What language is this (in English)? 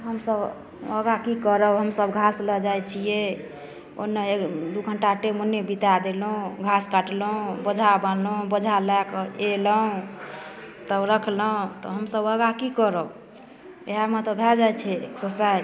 Maithili